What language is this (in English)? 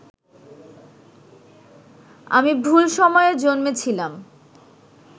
Bangla